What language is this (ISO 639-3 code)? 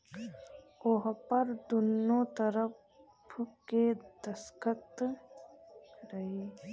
bho